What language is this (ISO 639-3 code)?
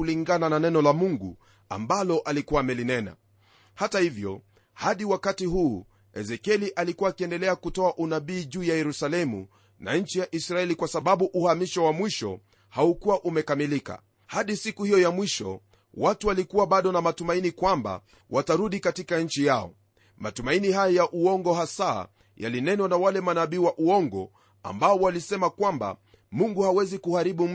swa